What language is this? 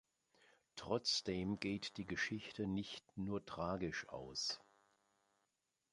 German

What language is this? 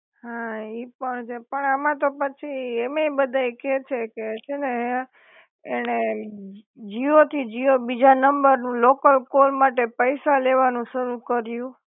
Gujarati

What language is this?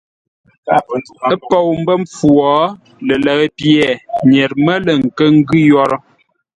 Ngombale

